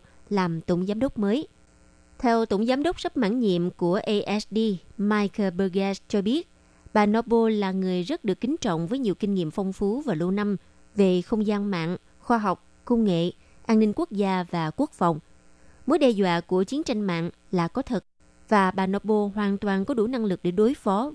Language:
Vietnamese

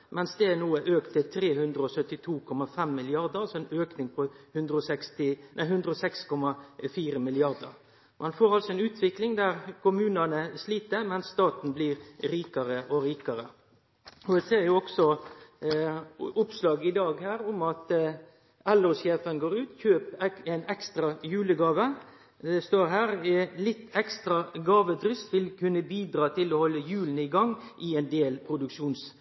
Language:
Norwegian Nynorsk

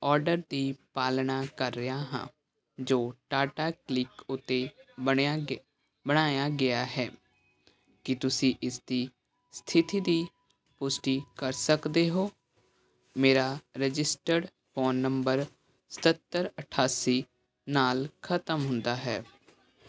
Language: Punjabi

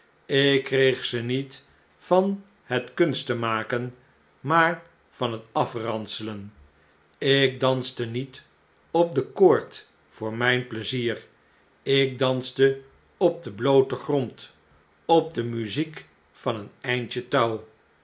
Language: Dutch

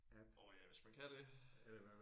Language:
Danish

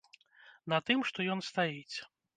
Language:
Belarusian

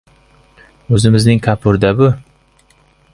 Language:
Uzbek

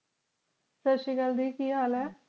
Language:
Punjabi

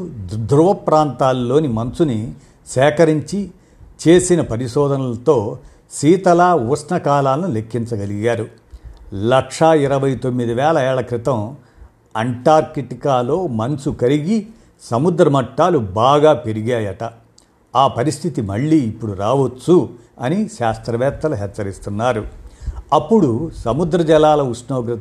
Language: Telugu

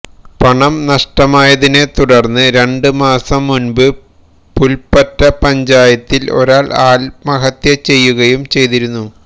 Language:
Malayalam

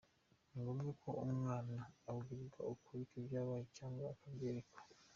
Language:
Kinyarwanda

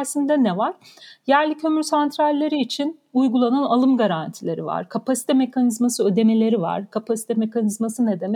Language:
Turkish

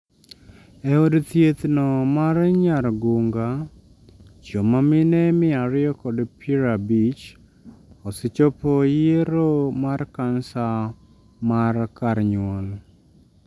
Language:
Luo (Kenya and Tanzania)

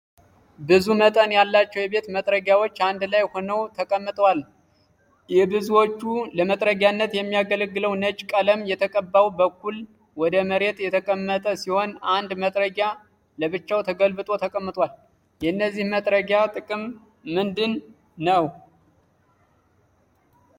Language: Amharic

